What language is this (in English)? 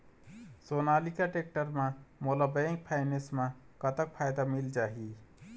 Chhattisgarhi